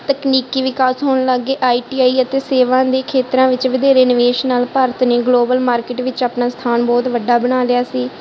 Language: Punjabi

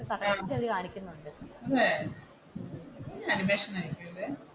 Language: Malayalam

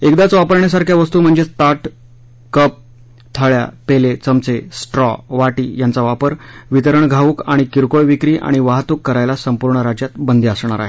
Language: Marathi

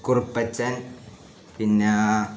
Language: Malayalam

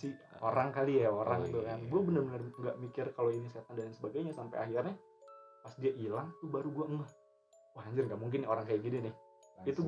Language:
Indonesian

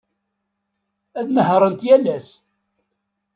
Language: Kabyle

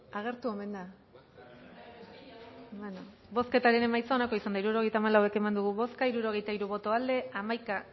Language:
Basque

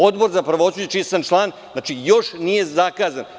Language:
Serbian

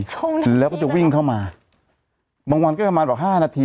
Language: Thai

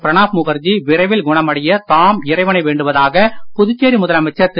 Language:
Tamil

